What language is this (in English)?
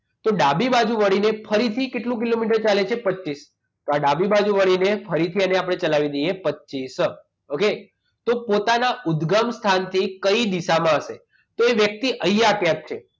Gujarati